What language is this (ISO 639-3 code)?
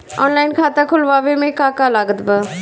bho